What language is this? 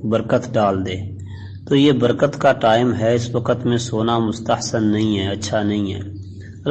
Urdu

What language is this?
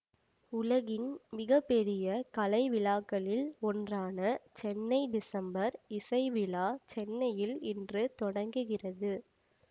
Tamil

